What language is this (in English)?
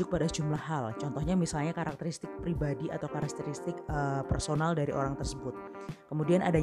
Indonesian